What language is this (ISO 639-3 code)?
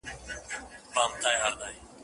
pus